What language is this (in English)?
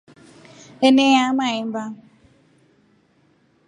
Rombo